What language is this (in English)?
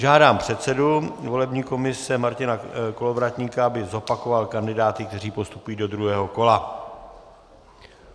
Czech